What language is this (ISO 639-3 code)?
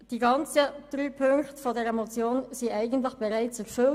gsw